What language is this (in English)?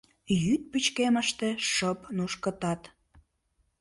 Mari